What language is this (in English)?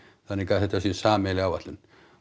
Icelandic